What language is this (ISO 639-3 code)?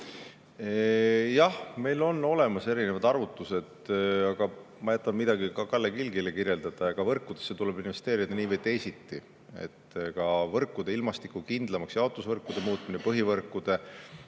est